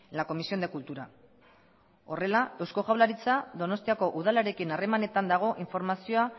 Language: Basque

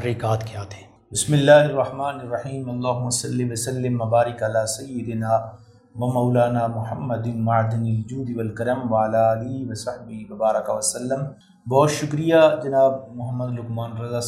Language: Urdu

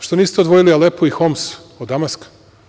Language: Serbian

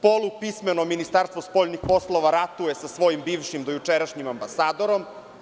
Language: Serbian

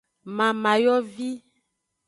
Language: Aja (Benin)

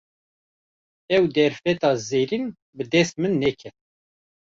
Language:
Kurdish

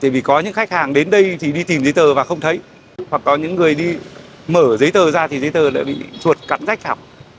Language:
Vietnamese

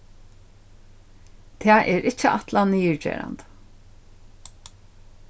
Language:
Faroese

